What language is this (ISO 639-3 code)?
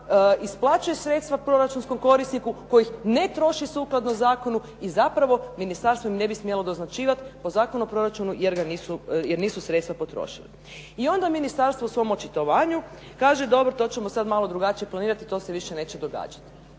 hrv